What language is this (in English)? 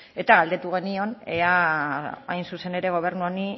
Basque